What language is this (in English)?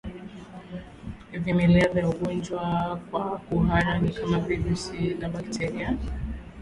Swahili